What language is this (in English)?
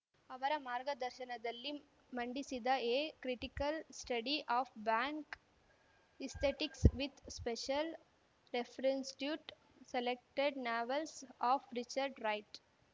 Kannada